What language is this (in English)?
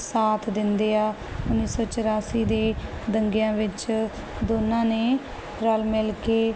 Punjabi